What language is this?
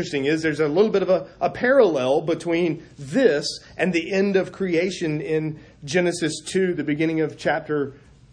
English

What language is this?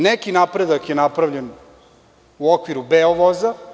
Serbian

